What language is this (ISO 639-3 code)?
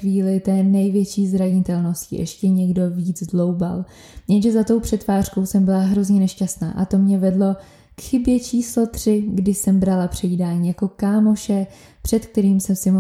ces